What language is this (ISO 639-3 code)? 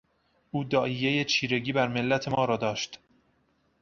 fas